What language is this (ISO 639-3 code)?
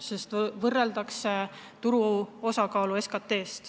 est